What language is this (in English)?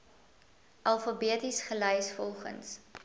Afrikaans